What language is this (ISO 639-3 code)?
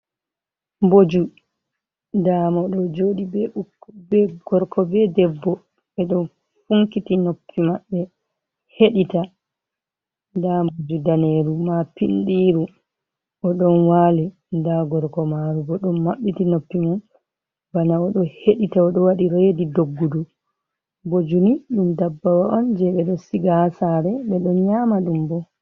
ful